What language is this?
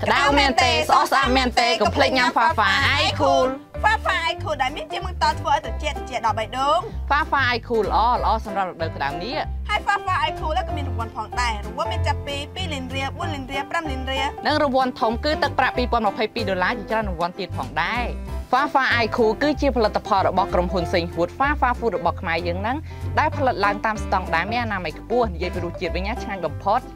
Thai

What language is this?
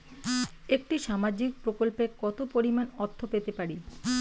Bangla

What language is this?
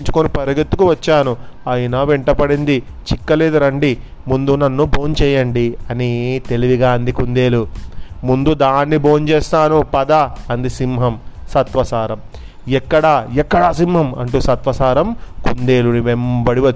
Telugu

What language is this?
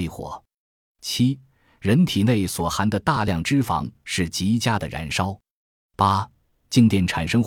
Chinese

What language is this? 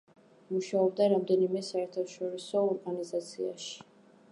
Georgian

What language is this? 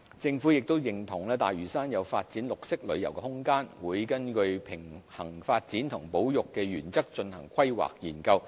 Cantonese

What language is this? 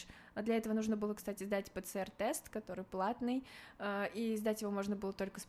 Russian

